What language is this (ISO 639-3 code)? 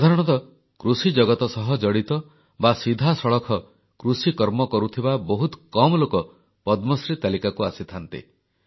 ori